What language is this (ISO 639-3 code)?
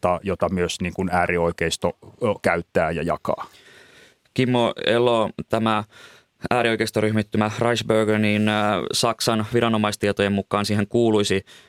fin